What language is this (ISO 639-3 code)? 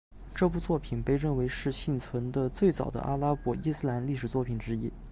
zho